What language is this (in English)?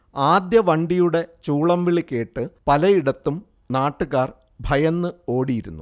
Malayalam